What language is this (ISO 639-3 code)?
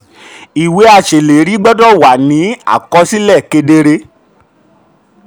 yor